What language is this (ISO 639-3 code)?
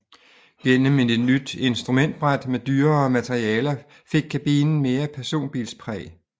dan